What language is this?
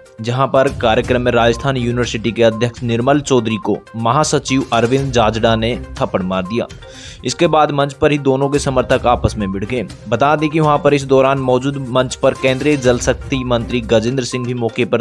Hindi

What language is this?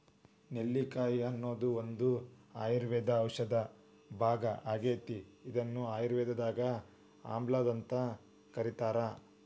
Kannada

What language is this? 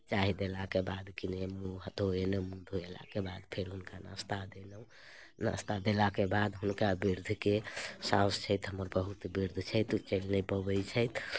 Maithili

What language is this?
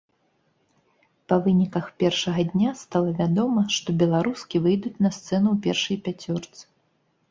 Belarusian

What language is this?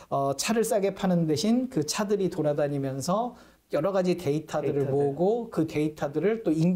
Korean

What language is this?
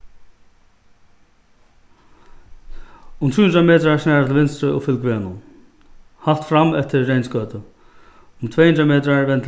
Faroese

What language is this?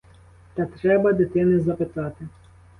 Ukrainian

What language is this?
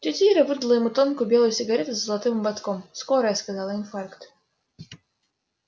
Russian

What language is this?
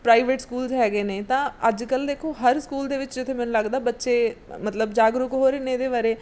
Punjabi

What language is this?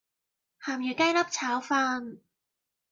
Cantonese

